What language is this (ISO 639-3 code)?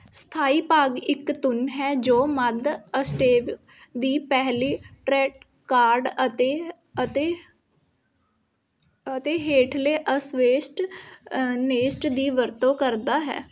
pan